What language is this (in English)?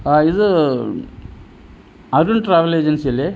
Malayalam